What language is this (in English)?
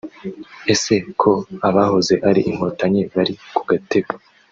Kinyarwanda